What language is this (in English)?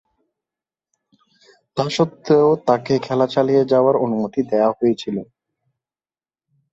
Bangla